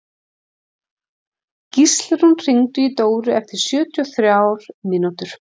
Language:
Icelandic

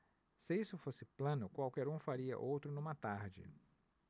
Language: Portuguese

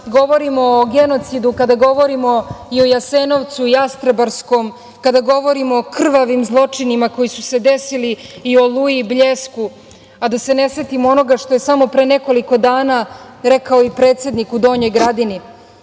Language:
Serbian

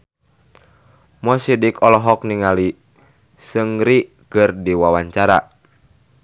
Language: Sundanese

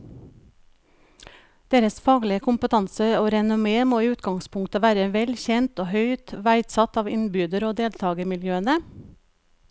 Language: Norwegian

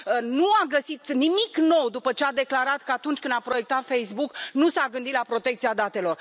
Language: Romanian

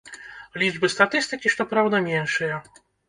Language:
Belarusian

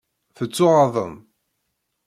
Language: Kabyle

